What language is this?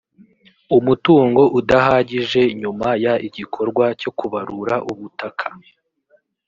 Kinyarwanda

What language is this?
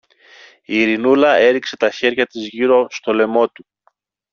Greek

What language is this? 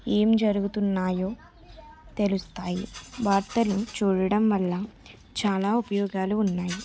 Telugu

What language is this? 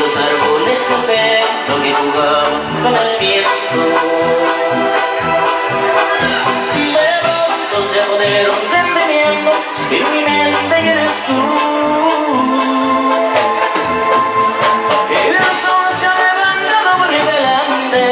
Romanian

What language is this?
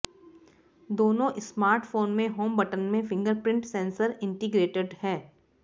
Hindi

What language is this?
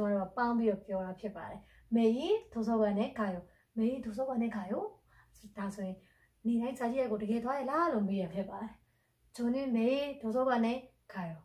Korean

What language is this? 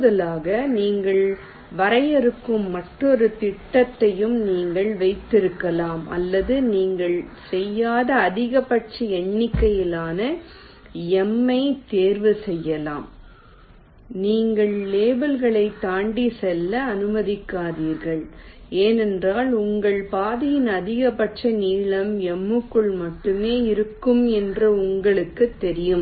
Tamil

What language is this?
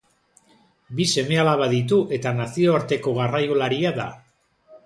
Basque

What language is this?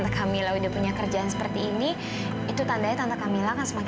Indonesian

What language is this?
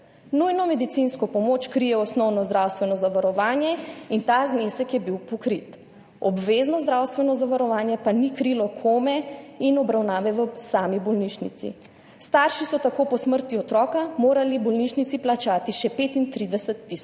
Slovenian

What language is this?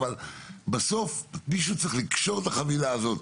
Hebrew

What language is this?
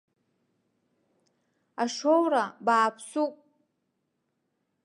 Abkhazian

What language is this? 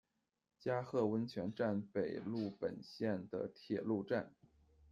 Chinese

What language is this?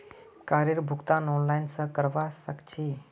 Magahi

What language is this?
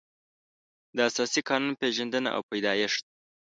Pashto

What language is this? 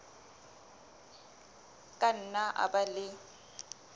Southern Sotho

